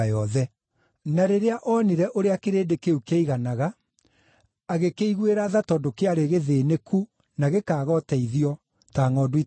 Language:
Kikuyu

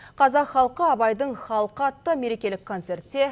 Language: Kazakh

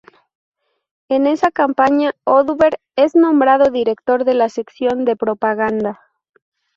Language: Spanish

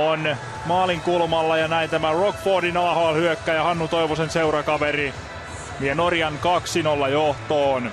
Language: Finnish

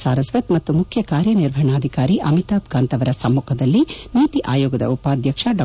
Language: Kannada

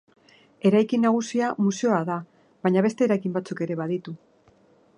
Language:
Basque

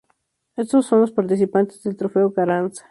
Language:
Spanish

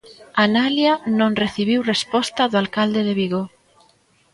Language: Galician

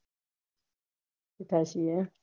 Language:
Gujarati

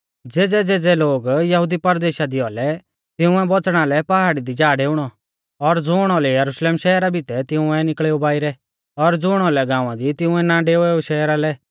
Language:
Mahasu Pahari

